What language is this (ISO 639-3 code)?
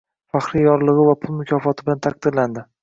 uzb